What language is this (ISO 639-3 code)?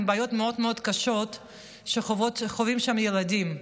heb